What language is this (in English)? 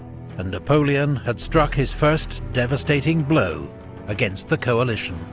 English